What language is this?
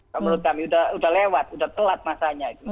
Indonesian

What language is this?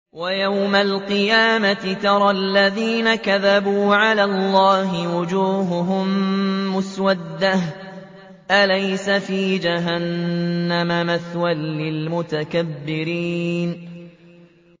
Arabic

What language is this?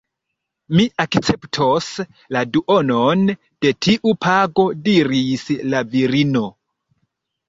Esperanto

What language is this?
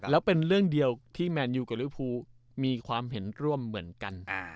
Thai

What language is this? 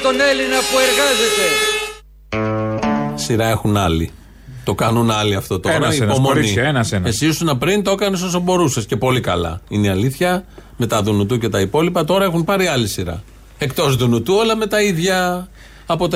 Greek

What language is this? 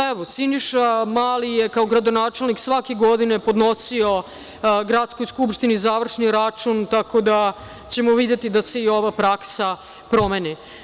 Serbian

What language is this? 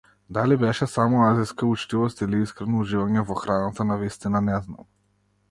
Macedonian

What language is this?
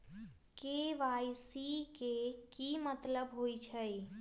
Magahi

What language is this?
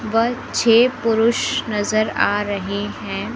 Hindi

